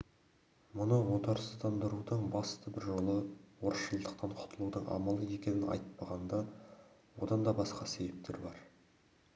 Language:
Kazakh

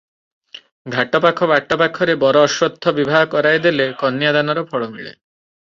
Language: Odia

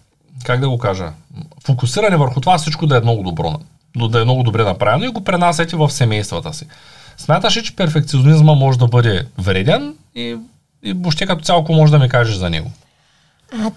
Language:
Bulgarian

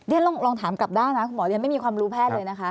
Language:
Thai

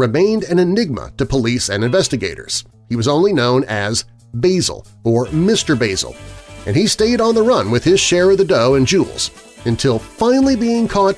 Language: English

